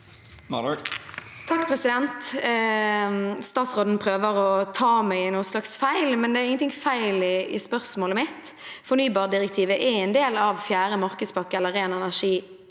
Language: Norwegian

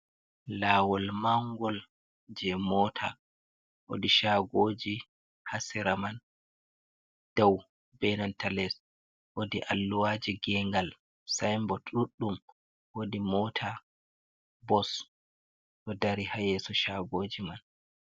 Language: Fula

